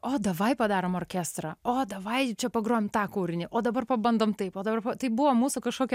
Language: Lithuanian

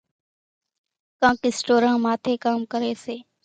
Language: Kachi Koli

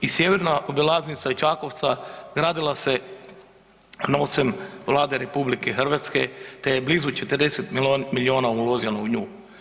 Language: Croatian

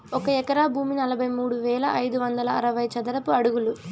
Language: Telugu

